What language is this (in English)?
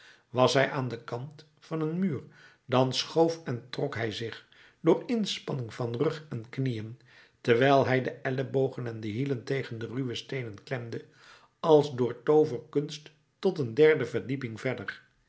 Dutch